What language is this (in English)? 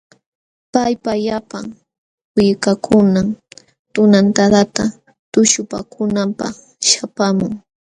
Jauja Wanca Quechua